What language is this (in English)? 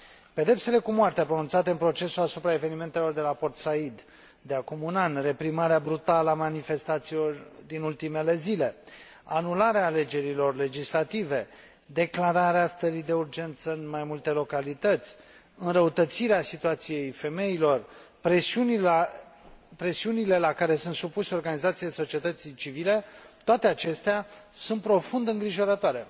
Romanian